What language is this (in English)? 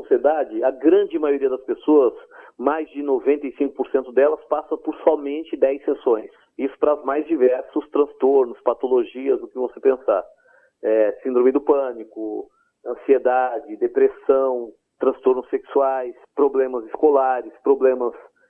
Portuguese